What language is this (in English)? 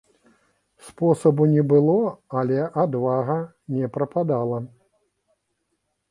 Belarusian